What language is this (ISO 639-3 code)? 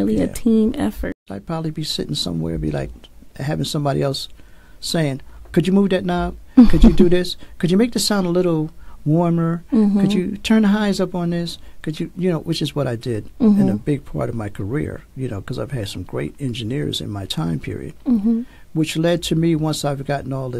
eng